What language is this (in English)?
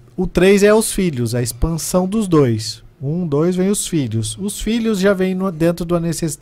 Portuguese